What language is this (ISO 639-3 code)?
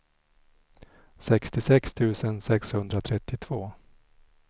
swe